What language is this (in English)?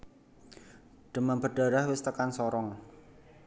Javanese